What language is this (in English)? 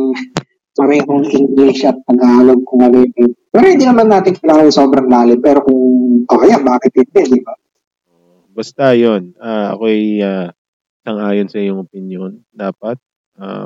Filipino